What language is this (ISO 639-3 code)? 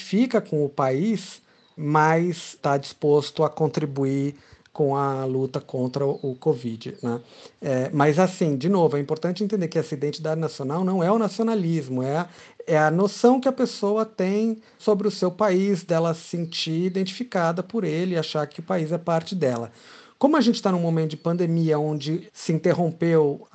por